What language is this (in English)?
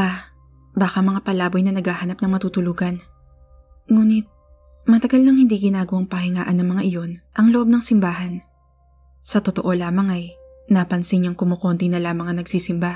Filipino